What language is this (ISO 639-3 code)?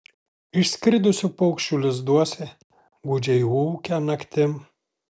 lit